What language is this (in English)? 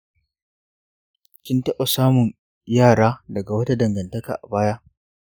Hausa